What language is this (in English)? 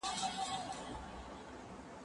Pashto